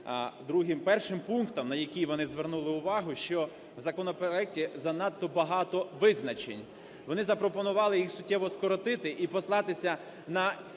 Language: Ukrainian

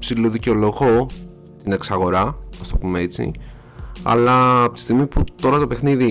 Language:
Greek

